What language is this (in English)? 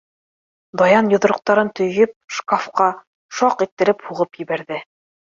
Bashkir